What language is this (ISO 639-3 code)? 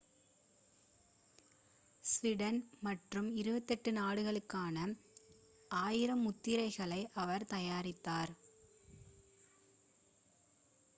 tam